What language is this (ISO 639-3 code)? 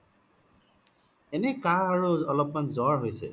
asm